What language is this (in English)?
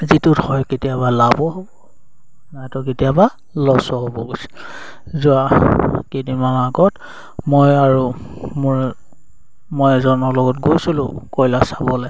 Assamese